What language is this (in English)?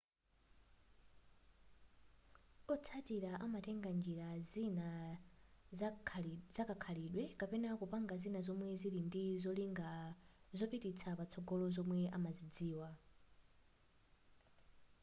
Nyanja